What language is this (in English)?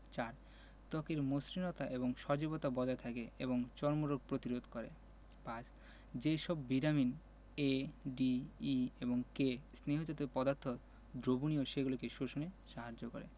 Bangla